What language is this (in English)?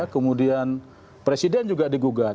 Indonesian